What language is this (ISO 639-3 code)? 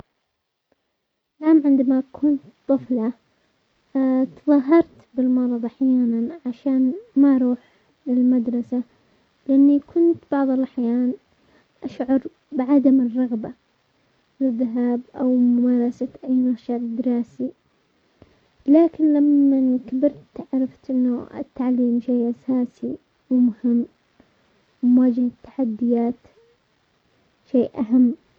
acx